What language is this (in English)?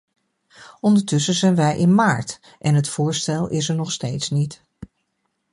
Dutch